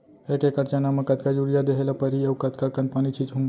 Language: Chhattisgarhi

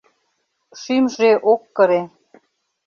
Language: Mari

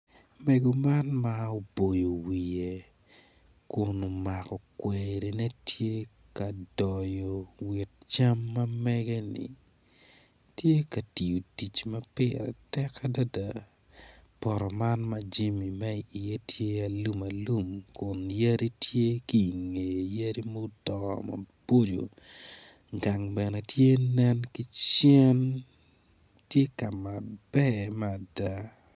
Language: Acoli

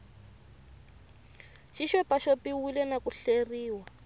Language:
Tsonga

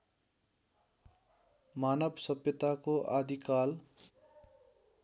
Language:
Nepali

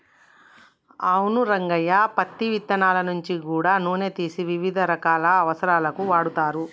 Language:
Telugu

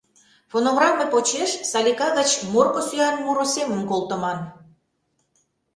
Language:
Mari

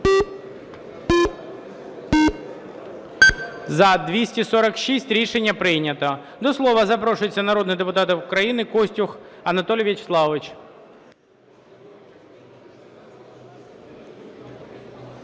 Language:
Ukrainian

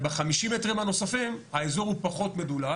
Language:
Hebrew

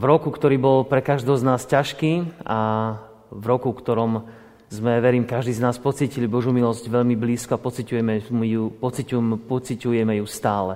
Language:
Slovak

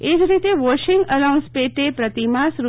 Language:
Gujarati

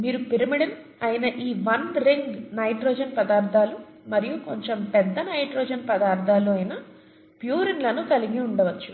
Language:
Telugu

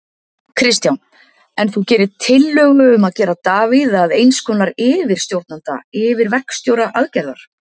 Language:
Icelandic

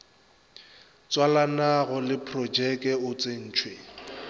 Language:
Northern Sotho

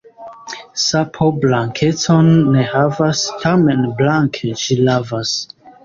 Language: Esperanto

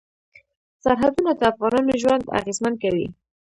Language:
Pashto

